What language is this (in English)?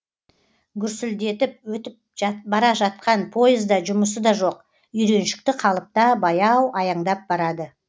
Kazakh